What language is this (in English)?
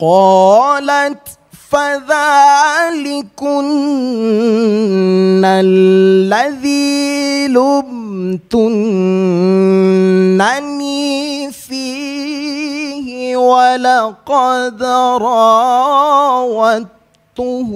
Arabic